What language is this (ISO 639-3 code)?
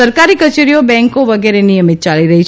guj